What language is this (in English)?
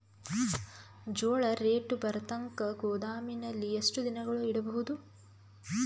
Kannada